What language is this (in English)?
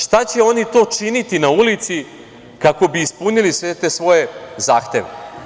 Serbian